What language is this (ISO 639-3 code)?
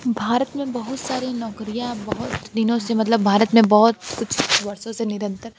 hin